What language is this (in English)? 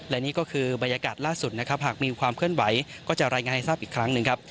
Thai